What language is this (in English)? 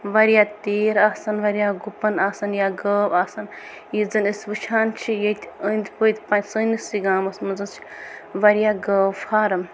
Kashmiri